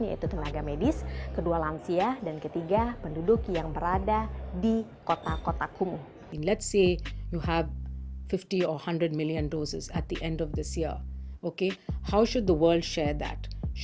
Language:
Indonesian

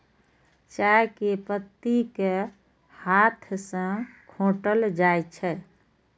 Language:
Maithili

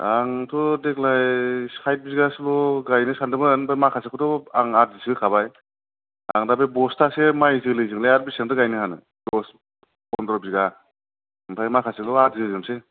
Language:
Bodo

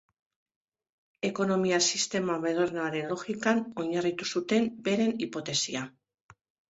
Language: Basque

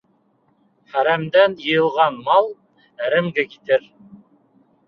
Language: Bashkir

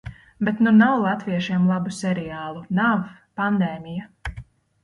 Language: Latvian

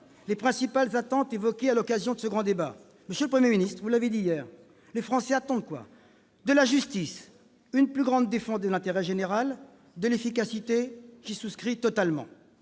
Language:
French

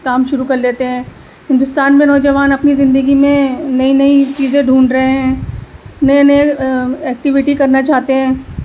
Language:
Urdu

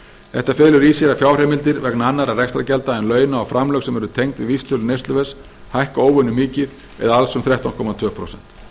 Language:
Icelandic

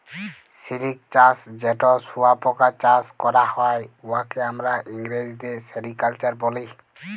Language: Bangla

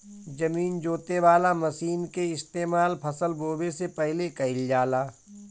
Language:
Bhojpuri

